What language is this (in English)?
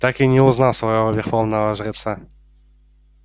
Russian